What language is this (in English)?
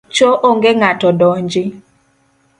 Luo (Kenya and Tanzania)